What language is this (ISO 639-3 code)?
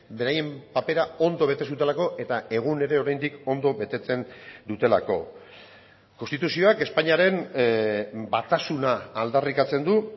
eus